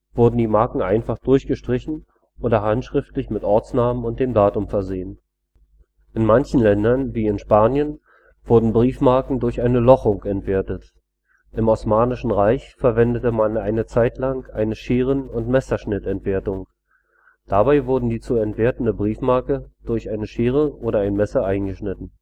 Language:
German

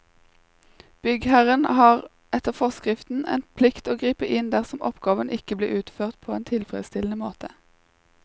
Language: Norwegian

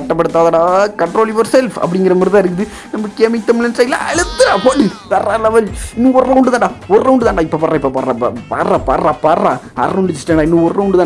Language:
Indonesian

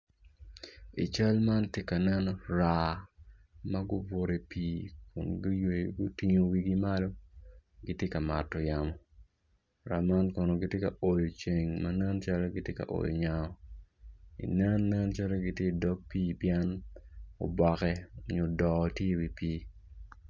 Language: Acoli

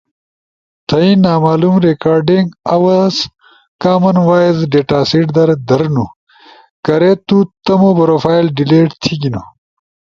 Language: Ushojo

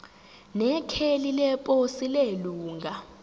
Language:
Zulu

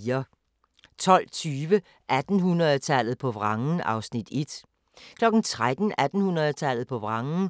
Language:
Danish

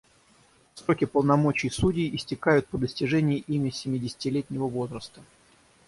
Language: Russian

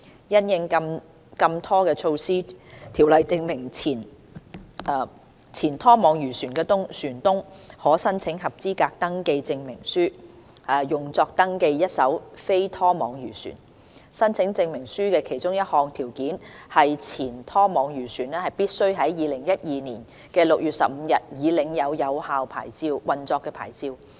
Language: Cantonese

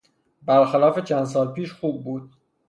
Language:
Persian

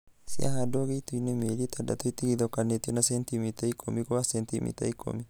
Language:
Kikuyu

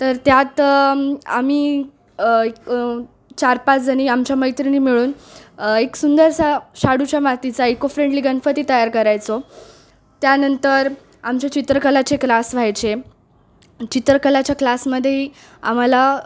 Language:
Marathi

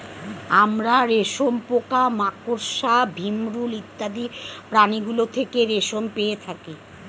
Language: Bangla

